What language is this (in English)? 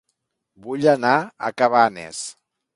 Catalan